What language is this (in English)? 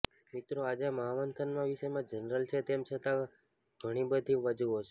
Gujarati